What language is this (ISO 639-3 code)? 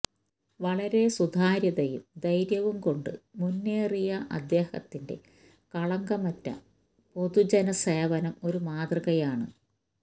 mal